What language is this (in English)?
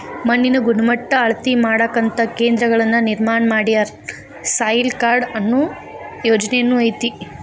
Kannada